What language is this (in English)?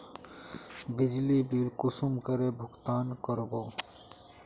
Magahi